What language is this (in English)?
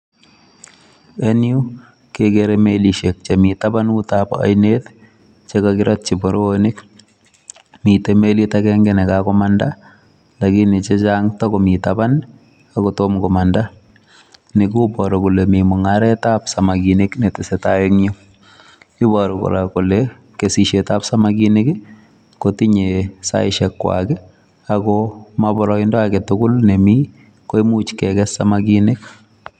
Kalenjin